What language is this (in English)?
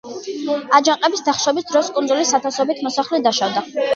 Georgian